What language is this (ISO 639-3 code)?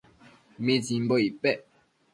mcf